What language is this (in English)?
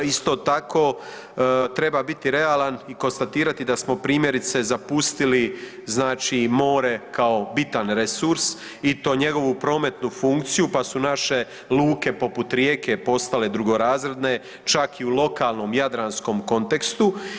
Croatian